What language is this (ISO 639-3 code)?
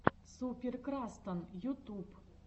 rus